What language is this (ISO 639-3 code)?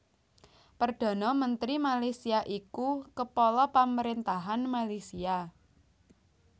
jav